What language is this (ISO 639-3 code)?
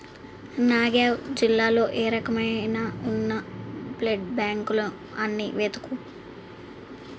tel